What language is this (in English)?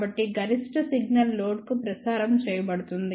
Telugu